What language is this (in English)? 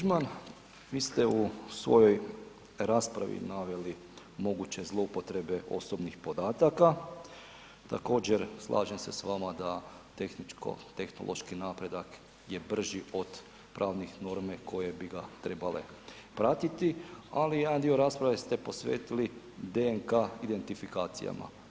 Croatian